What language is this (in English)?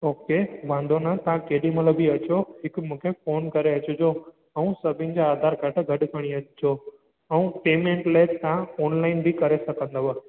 Sindhi